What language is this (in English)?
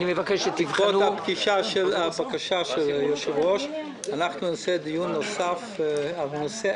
Hebrew